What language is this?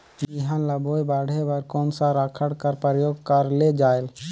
Chhattisgarhi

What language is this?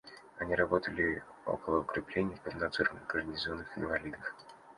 Russian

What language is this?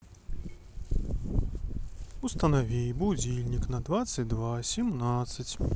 Russian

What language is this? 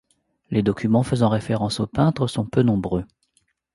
French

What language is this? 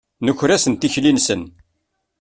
Kabyle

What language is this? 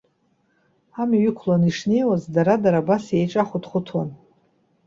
Abkhazian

